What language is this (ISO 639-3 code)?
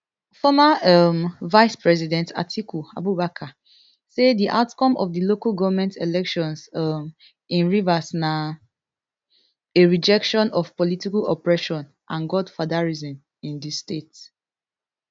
pcm